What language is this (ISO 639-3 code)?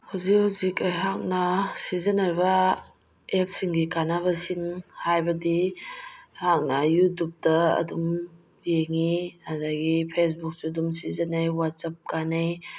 mni